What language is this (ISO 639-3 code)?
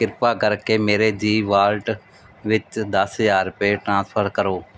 pan